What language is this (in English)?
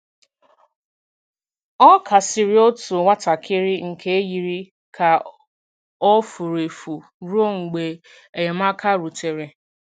Igbo